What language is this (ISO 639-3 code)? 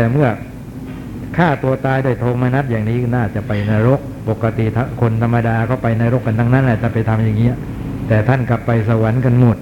tha